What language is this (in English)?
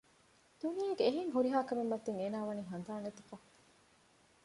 Divehi